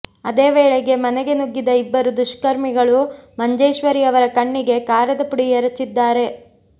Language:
Kannada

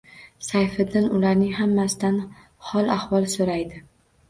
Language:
Uzbek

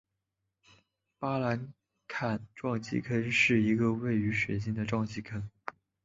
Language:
Chinese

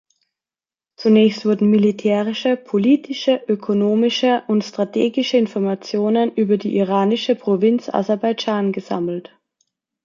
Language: German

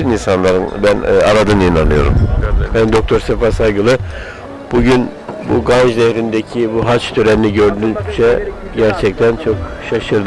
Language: Turkish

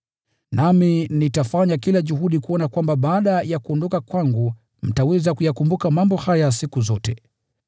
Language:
Swahili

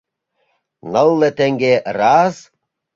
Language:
Mari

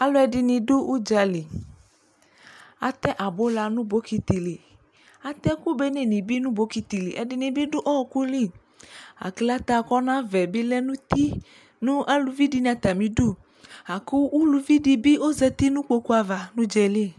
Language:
Ikposo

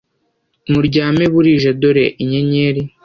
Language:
Kinyarwanda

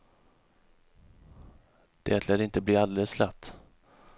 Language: Swedish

